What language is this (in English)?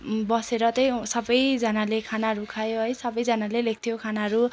Nepali